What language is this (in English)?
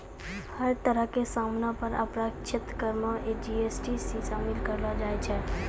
Maithili